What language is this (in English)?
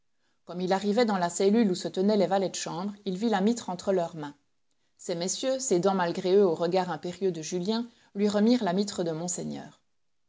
French